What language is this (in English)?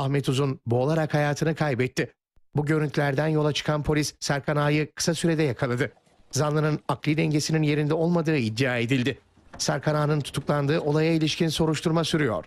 Turkish